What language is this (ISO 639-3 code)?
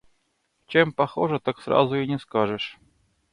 rus